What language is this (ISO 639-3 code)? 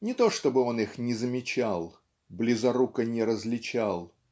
rus